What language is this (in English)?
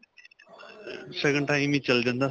Punjabi